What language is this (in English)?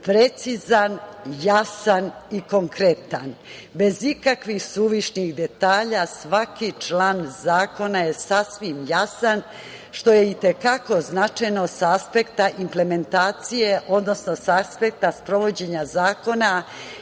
Serbian